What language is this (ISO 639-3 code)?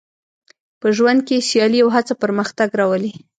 pus